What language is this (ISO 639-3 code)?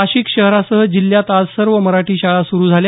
mar